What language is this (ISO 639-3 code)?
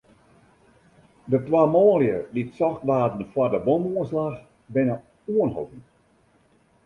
fry